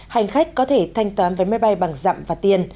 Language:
Vietnamese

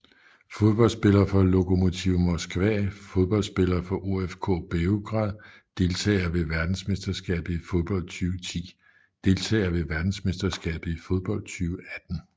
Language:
Danish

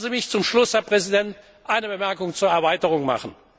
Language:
German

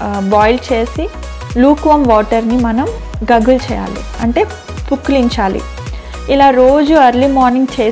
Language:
Telugu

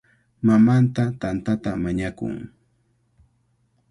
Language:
Cajatambo North Lima Quechua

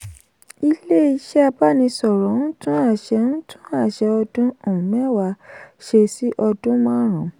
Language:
Yoruba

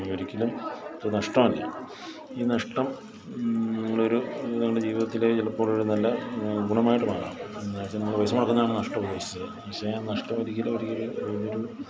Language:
Malayalam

